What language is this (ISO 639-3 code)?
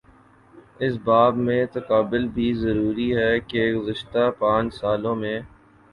urd